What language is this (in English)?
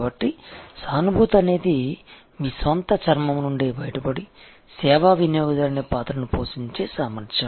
Telugu